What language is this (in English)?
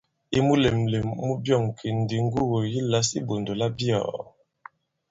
Bankon